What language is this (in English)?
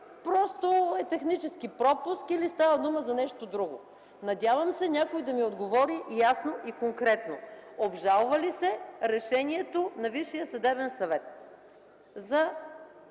Bulgarian